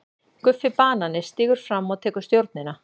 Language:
Icelandic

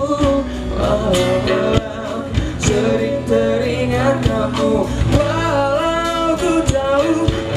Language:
Indonesian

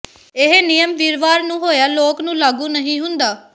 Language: Punjabi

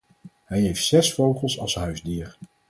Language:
Dutch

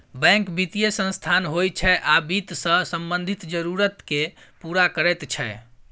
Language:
Maithili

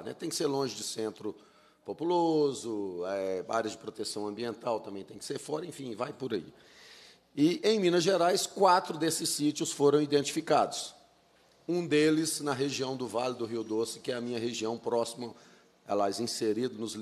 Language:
Portuguese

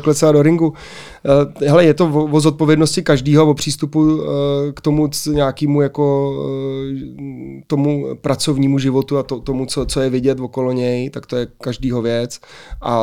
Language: Czech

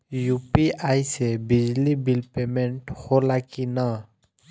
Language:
Bhojpuri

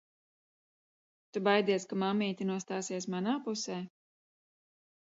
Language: Latvian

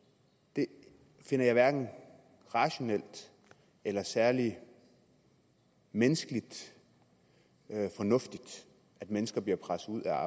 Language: Danish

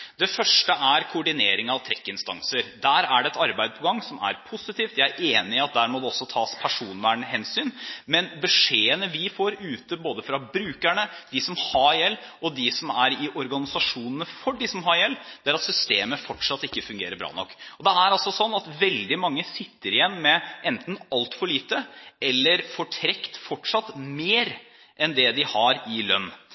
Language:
Norwegian Bokmål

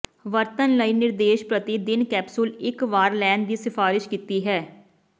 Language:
Punjabi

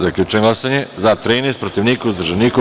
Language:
Serbian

